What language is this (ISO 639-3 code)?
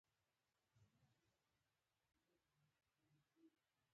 pus